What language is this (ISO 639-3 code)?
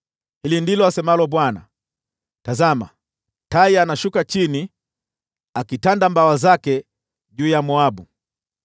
swa